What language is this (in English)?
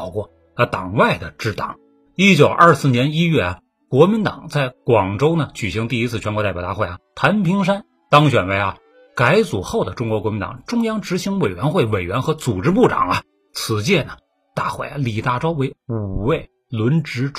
Chinese